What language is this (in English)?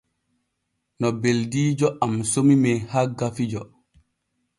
Borgu Fulfulde